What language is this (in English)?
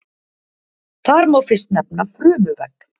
Icelandic